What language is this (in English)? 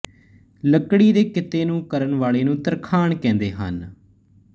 Punjabi